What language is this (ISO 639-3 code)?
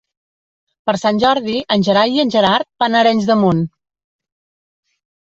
cat